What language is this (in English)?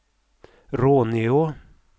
Swedish